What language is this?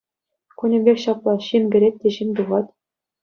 Chuvash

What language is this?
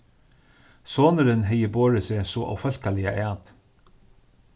Faroese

